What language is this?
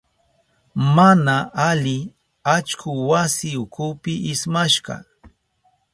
Southern Pastaza Quechua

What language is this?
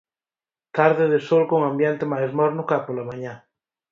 Galician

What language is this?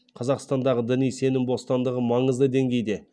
Kazakh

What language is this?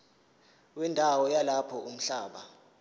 Zulu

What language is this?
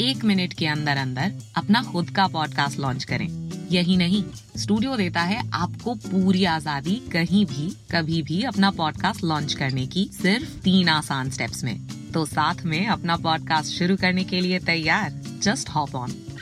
Hindi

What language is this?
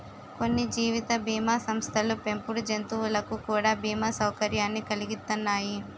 Telugu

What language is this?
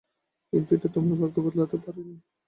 Bangla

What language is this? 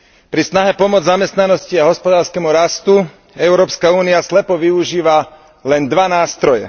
Slovak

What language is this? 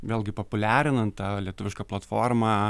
Lithuanian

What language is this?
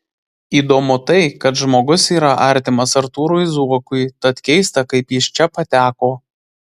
Lithuanian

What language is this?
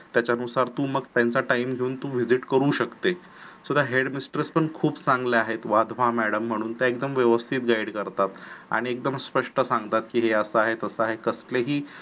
Marathi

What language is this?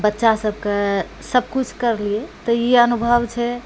Maithili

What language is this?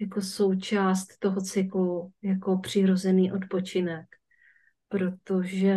Czech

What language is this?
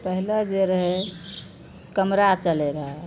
Maithili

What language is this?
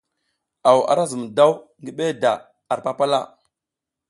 South Giziga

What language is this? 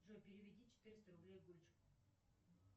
Russian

